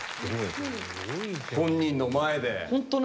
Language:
Japanese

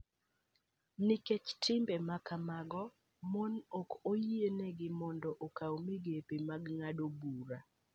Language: Luo (Kenya and Tanzania)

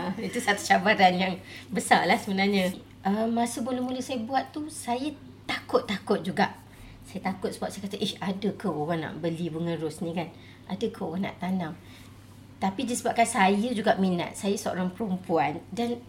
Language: Malay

